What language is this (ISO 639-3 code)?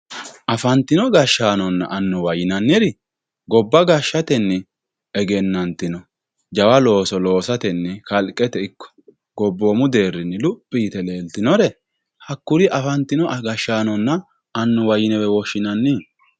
sid